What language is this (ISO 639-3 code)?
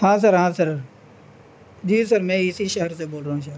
urd